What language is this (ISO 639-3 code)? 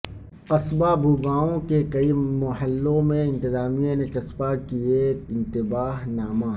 urd